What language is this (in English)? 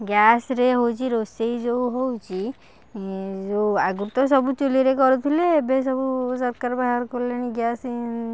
Odia